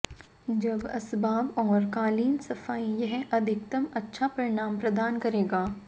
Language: Hindi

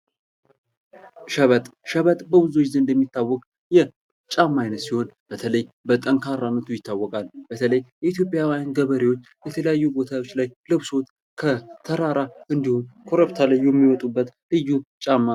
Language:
Amharic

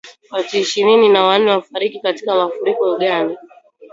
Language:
Swahili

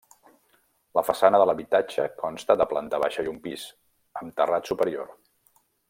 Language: Catalan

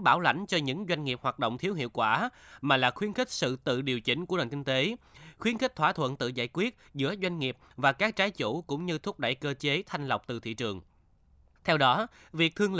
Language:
Vietnamese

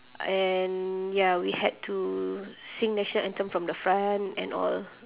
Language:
English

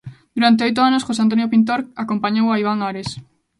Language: Galician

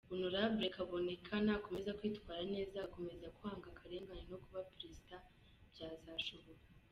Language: Kinyarwanda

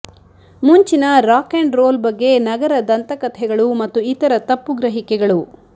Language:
Kannada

